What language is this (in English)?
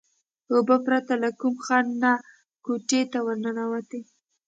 Pashto